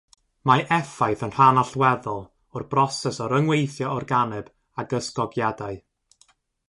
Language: Welsh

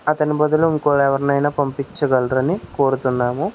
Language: Telugu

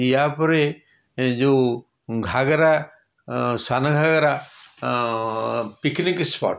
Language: Odia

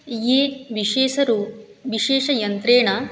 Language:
Sanskrit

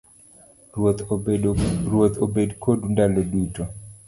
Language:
Luo (Kenya and Tanzania)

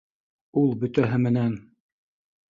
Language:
Bashkir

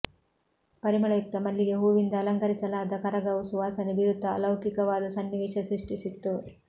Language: Kannada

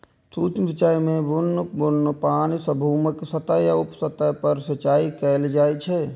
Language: Maithili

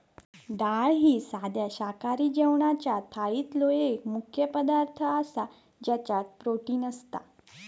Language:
Marathi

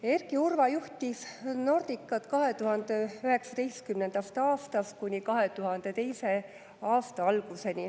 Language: Estonian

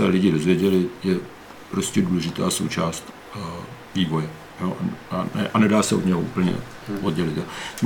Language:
Czech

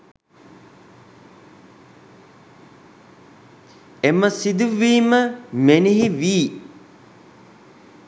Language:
Sinhala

